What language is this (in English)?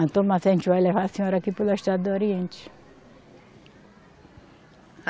Portuguese